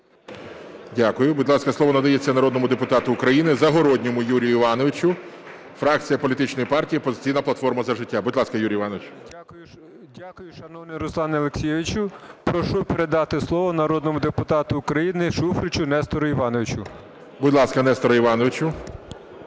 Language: Ukrainian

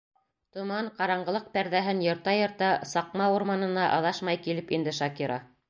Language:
Bashkir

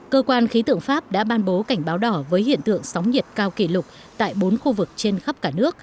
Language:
Vietnamese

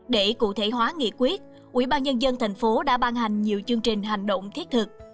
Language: Vietnamese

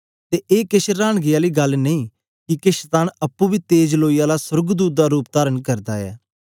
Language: Dogri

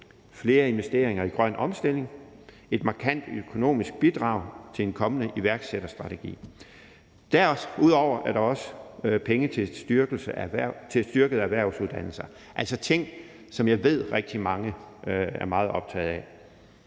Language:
Danish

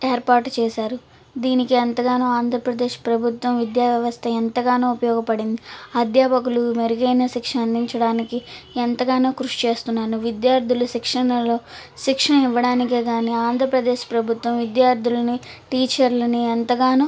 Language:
Telugu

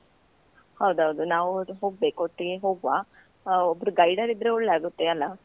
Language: Kannada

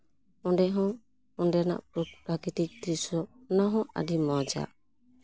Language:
Santali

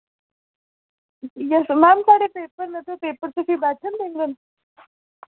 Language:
Dogri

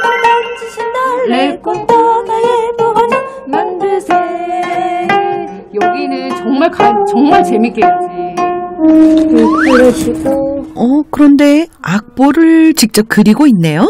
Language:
Korean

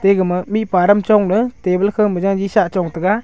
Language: Wancho Naga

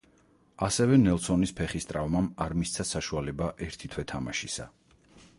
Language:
Georgian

